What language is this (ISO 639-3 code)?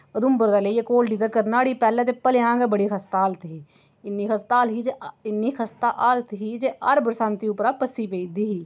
doi